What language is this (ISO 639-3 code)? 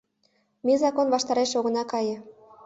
chm